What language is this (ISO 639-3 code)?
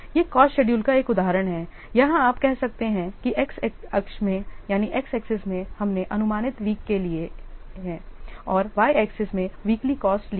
hin